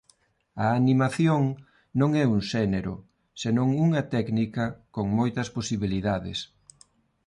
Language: Galician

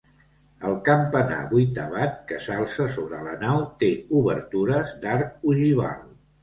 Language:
Catalan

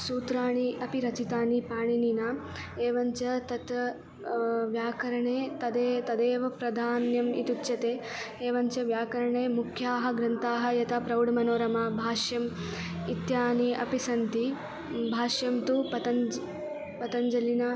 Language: Sanskrit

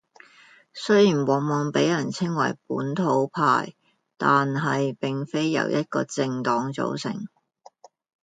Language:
Cantonese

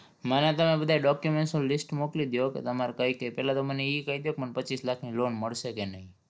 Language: Gujarati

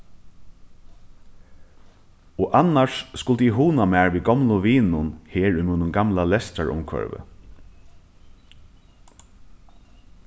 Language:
Faroese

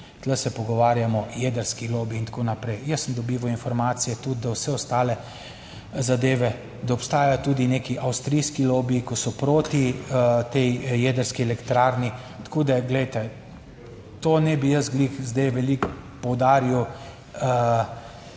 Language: Slovenian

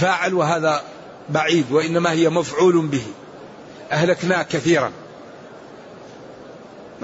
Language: Arabic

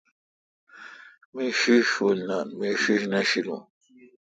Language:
Kalkoti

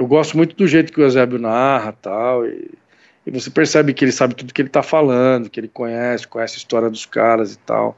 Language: Portuguese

